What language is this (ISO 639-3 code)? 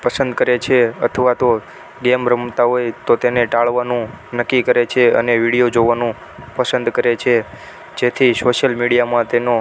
guj